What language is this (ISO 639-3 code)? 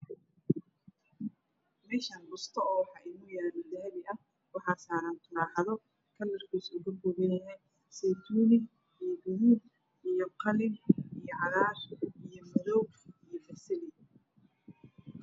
som